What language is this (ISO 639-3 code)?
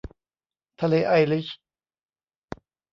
tha